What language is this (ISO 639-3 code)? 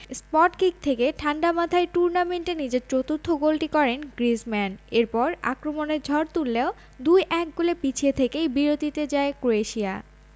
ben